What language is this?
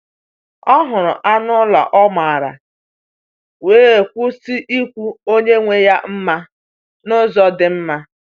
Igbo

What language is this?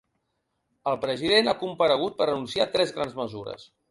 Catalan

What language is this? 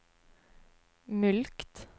Norwegian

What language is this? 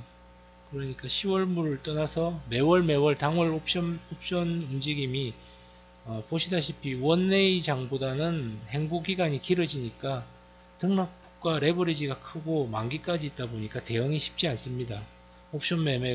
Korean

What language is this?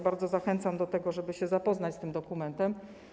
Polish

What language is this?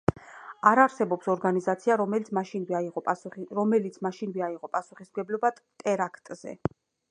Georgian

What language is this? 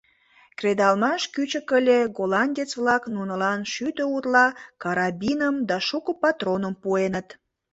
Mari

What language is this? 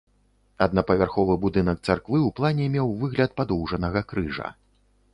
Belarusian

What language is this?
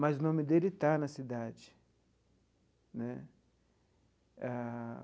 Portuguese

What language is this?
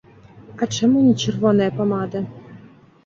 Belarusian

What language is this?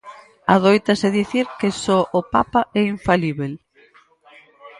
Galician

